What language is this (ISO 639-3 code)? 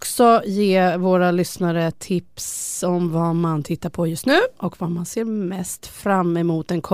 swe